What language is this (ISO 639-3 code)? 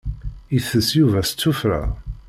kab